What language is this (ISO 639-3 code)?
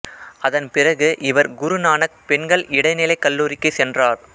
tam